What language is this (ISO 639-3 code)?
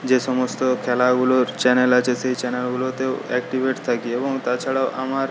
ben